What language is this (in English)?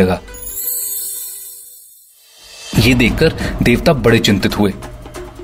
Hindi